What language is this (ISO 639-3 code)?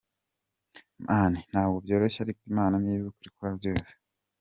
kin